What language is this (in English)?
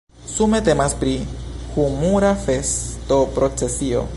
Esperanto